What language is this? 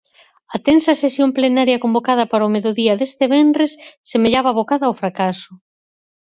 Galician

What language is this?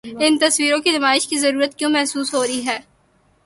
Urdu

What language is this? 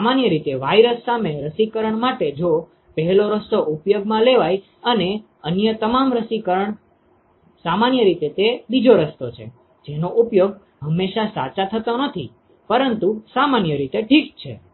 Gujarati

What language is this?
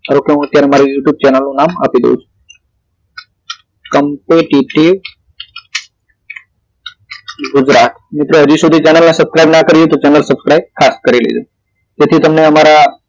Gujarati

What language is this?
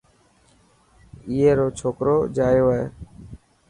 Dhatki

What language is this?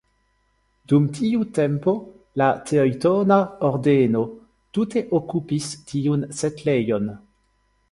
Esperanto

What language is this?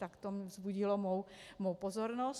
Czech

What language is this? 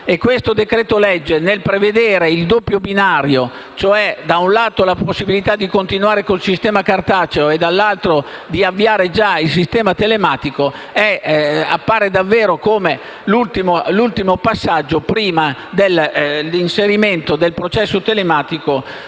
Italian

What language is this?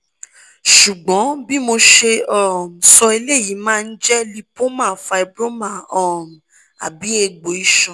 Yoruba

